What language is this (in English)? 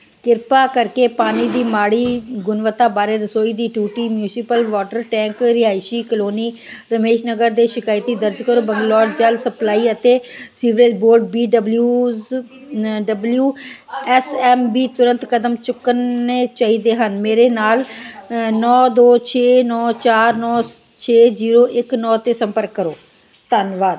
Punjabi